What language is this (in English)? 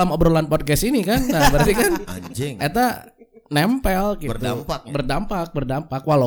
Indonesian